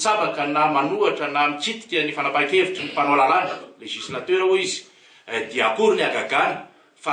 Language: Indonesian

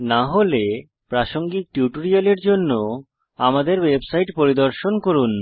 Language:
Bangla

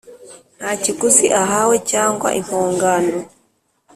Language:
Kinyarwanda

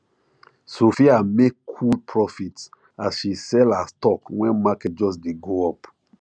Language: Nigerian Pidgin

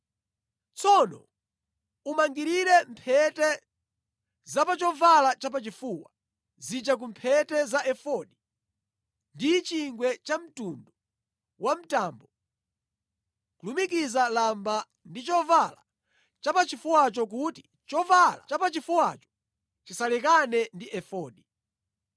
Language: Nyanja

